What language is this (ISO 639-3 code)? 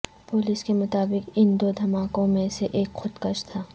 urd